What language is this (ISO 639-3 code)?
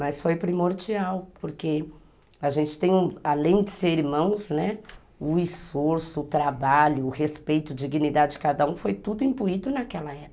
por